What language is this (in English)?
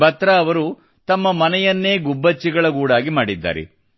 Kannada